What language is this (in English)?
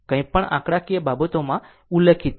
Gujarati